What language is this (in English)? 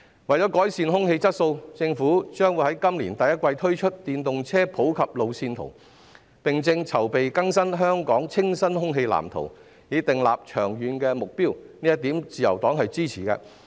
Cantonese